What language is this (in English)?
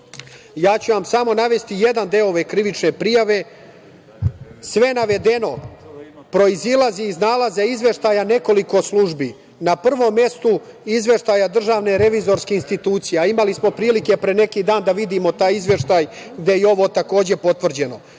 Serbian